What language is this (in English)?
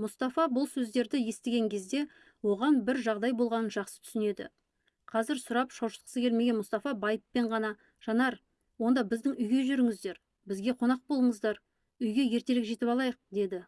Turkish